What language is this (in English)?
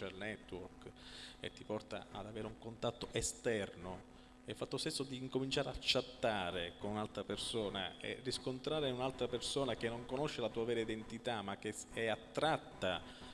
Italian